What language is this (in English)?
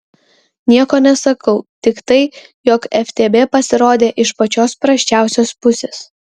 Lithuanian